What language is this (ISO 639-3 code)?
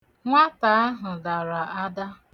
ibo